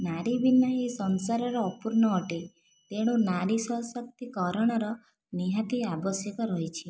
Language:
Odia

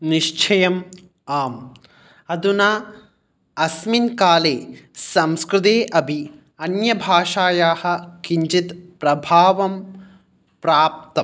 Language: Sanskrit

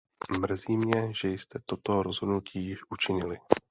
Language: Czech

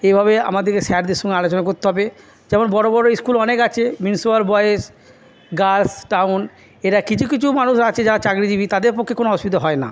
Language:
Bangla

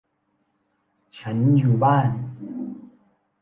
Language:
Thai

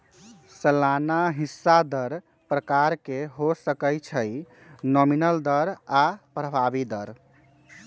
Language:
Magahi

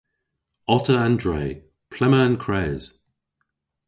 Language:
Cornish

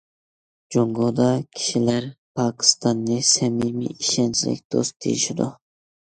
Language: Uyghur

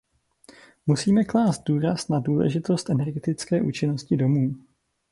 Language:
Czech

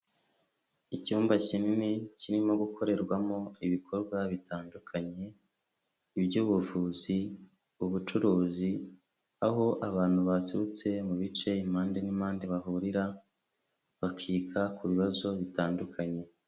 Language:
Kinyarwanda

